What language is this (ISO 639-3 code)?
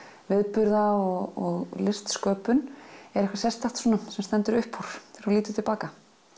isl